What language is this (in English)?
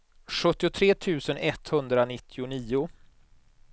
Swedish